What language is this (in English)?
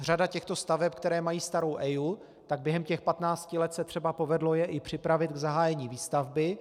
Czech